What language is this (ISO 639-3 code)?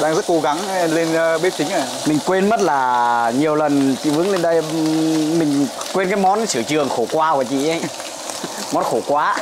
vie